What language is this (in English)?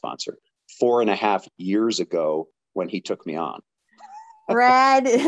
English